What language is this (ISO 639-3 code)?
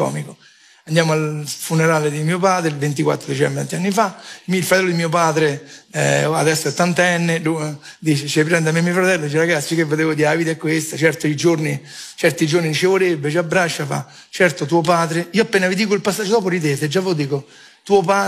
ita